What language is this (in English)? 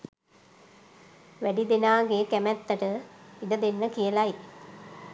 Sinhala